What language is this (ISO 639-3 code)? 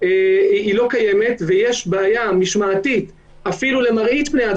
heb